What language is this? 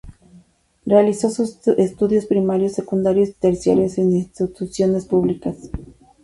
Spanish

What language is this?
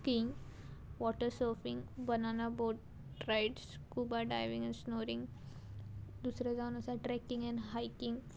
Konkani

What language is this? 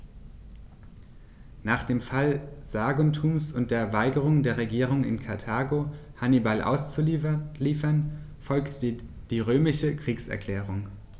German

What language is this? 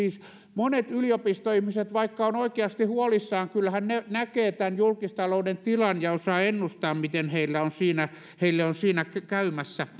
Finnish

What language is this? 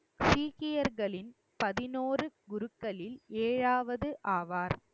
Tamil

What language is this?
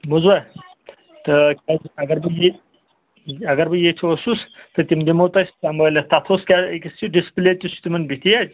Kashmiri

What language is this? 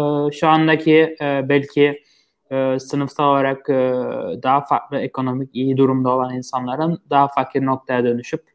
Turkish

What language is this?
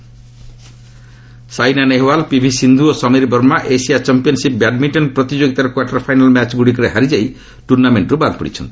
Odia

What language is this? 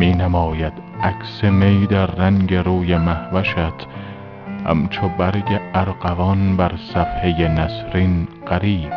Persian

